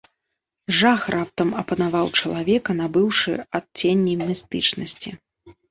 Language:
Belarusian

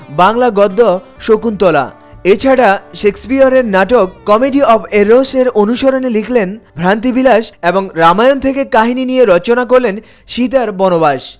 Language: Bangla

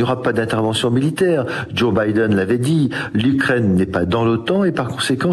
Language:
French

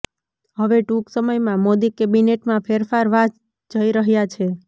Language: Gujarati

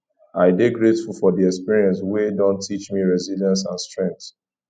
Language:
Nigerian Pidgin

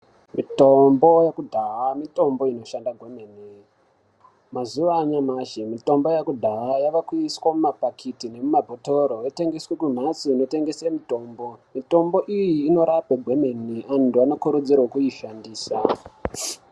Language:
Ndau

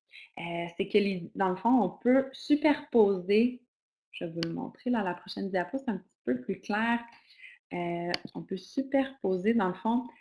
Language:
French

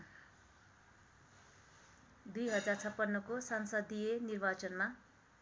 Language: Nepali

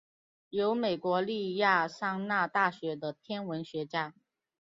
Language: Chinese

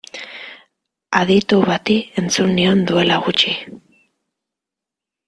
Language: Basque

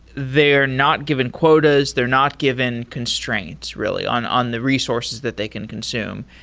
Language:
English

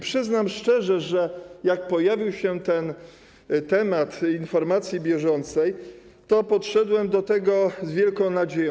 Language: Polish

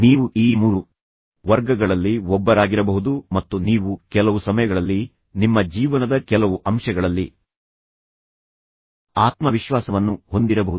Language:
Kannada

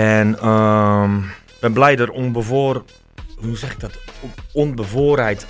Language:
Dutch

